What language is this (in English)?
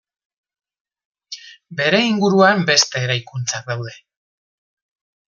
Basque